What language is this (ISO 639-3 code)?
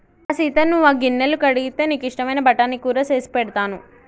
tel